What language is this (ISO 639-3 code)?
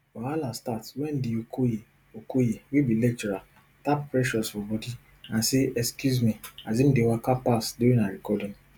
pcm